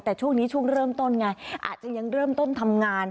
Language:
Thai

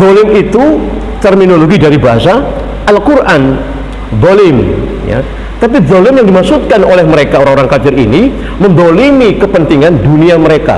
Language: Indonesian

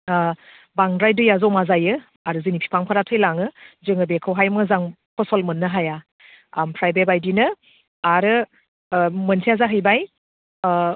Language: Bodo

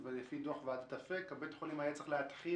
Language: Hebrew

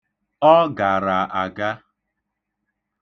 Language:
Igbo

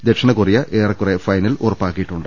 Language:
Malayalam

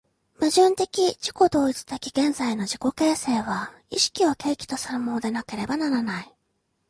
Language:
Japanese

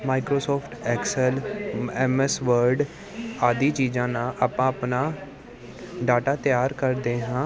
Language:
Punjabi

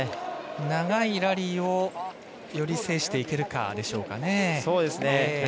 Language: Japanese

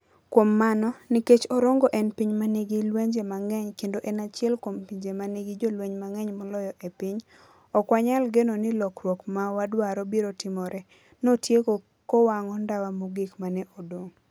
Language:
Luo (Kenya and Tanzania)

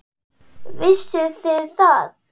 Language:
Icelandic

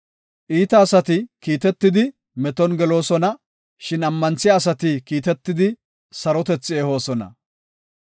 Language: Gofa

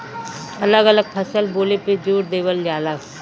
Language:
Bhojpuri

